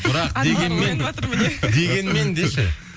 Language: Kazakh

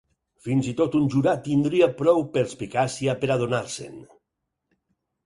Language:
Catalan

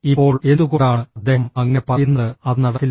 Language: Malayalam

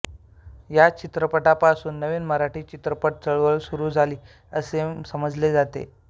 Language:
Marathi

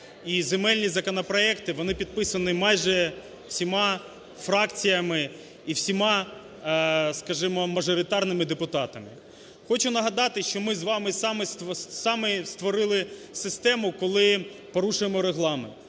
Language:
Ukrainian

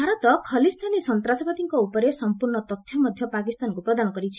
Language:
Odia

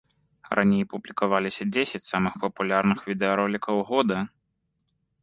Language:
Belarusian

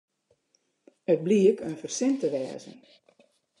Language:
Western Frisian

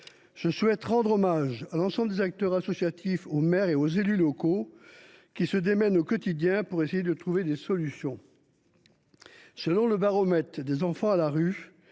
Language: French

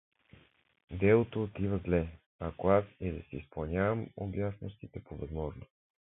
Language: Bulgarian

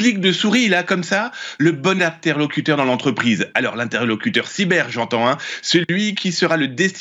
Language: French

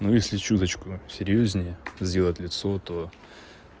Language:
Russian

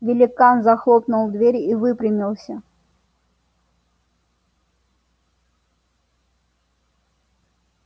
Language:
Russian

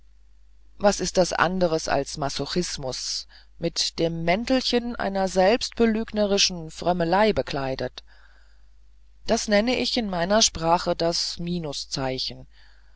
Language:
German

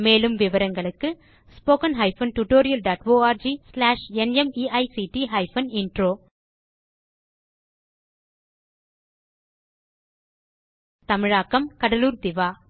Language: Tamil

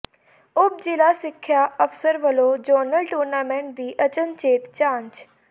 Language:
Punjabi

